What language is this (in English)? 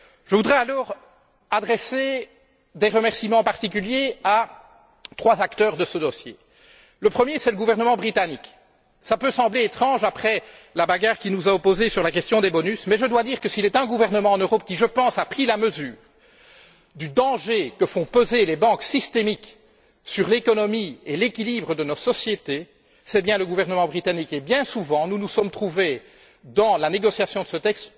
French